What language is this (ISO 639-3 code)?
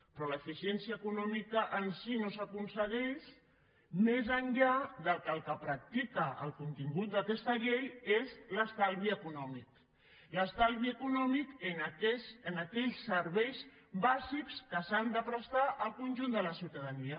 cat